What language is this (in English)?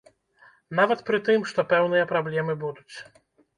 Belarusian